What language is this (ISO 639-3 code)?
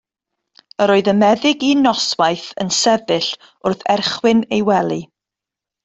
cym